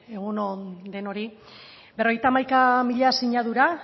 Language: Basque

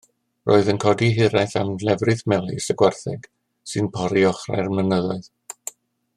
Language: Welsh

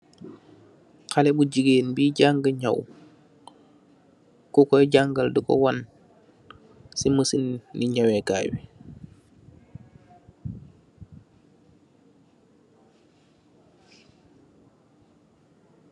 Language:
Wolof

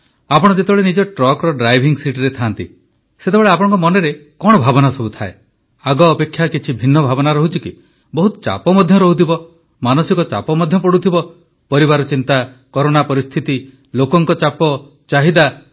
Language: Odia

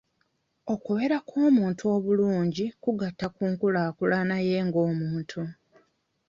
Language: Ganda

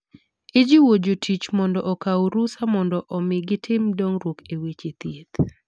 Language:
Luo (Kenya and Tanzania)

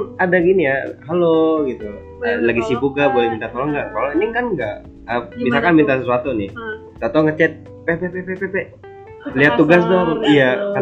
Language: Indonesian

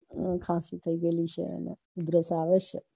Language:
Gujarati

